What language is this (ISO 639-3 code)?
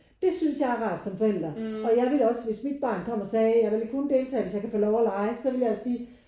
dan